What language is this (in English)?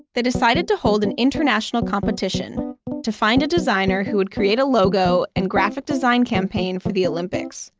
English